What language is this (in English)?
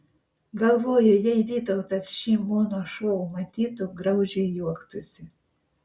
Lithuanian